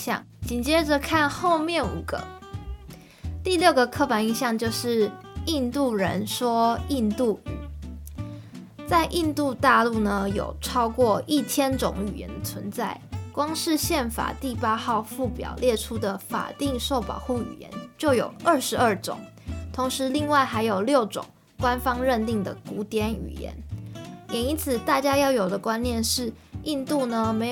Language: Chinese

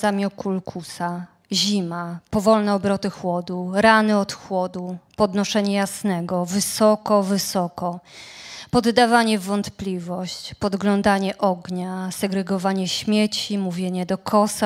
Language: Polish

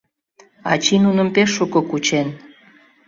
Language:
Mari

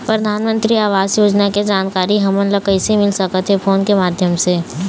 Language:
Chhattisgarhi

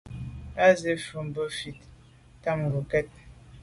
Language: Medumba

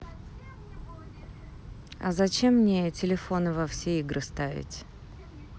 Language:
Russian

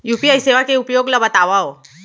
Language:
Chhattisgarhi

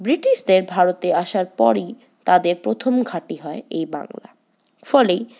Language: Bangla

